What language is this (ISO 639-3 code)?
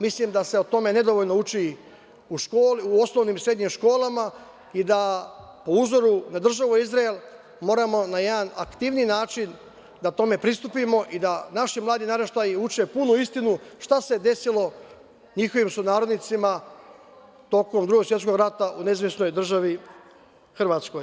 srp